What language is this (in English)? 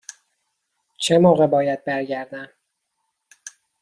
Persian